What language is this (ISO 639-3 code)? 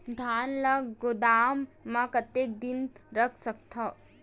hne